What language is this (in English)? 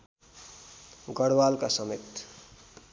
Nepali